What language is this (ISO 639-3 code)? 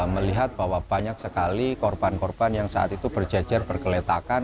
ind